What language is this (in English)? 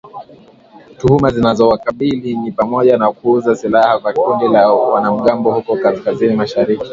Swahili